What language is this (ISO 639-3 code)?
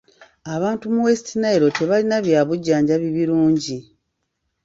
lug